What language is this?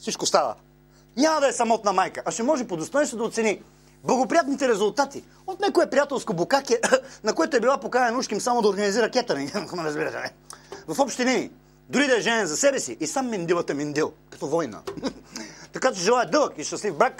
Bulgarian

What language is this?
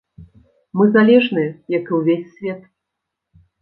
Belarusian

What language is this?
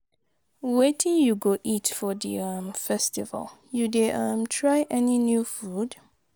Nigerian Pidgin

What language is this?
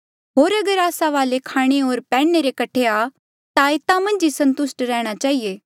Mandeali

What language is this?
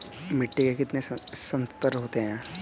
Hindi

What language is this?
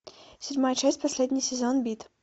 Russian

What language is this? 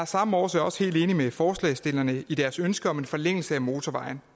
Danish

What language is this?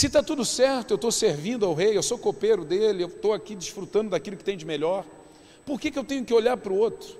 Portuguese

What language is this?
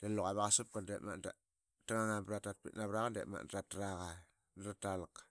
Qaqet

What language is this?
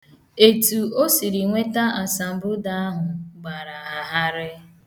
Igbo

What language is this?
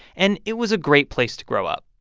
English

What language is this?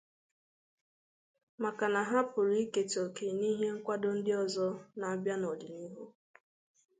Igbo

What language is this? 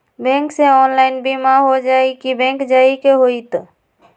Magahi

